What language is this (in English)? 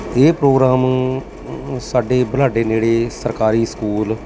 Punjabi